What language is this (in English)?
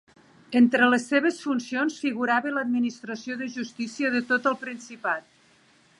Catalan